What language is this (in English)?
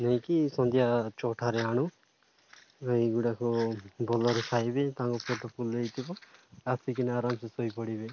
Odia